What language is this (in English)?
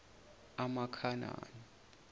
Zulu